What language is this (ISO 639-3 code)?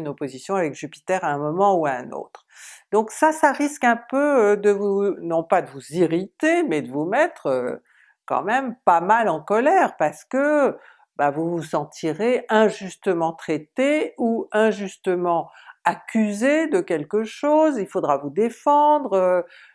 fra